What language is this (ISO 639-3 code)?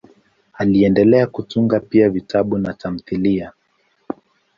swa